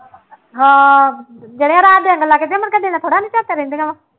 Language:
Punjabi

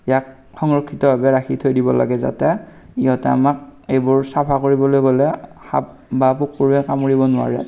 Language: Assamese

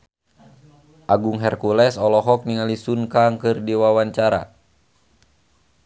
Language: Sundanese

